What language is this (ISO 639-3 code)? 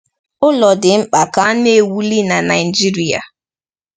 ibo